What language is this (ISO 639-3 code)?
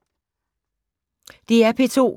dan